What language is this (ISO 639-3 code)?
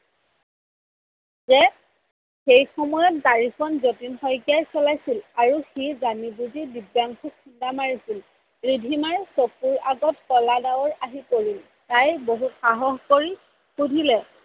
asm